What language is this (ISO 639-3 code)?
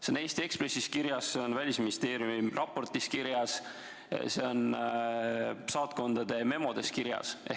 est